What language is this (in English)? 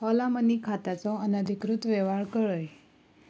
Konkani